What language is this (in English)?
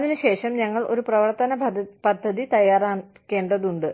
Malayalam